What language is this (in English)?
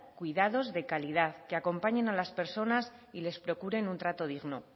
Spanish